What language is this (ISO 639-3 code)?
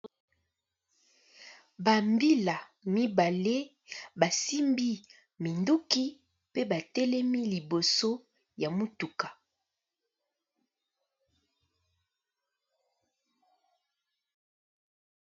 lin